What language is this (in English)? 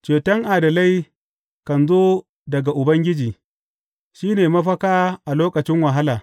Hausa